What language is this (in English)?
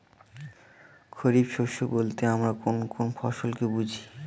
Bangla